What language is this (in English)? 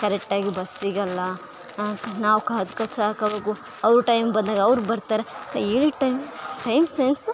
Kannada